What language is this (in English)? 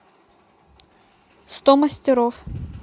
Russian